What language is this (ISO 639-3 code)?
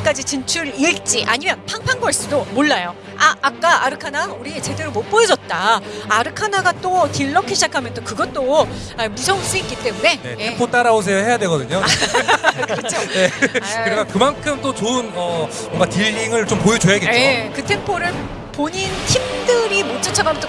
kor